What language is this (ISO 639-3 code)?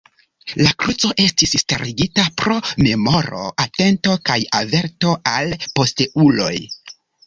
epo